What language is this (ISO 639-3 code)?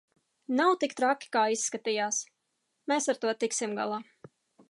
lav